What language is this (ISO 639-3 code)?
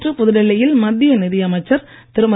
tam